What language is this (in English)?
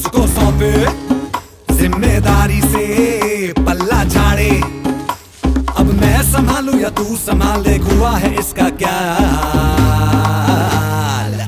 Arabic